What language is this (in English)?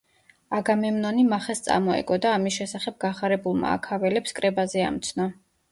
Georgian